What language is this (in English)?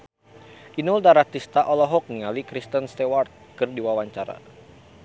Sundanese